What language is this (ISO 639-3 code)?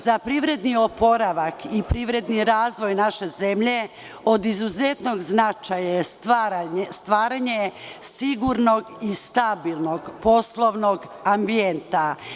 srp